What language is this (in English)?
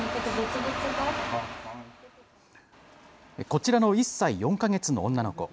Japanese